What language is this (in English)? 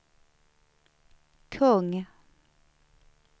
Swedish